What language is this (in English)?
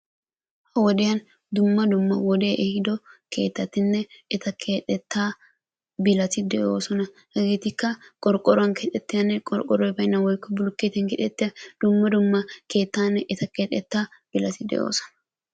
Wolaytta